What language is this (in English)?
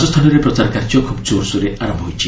Odia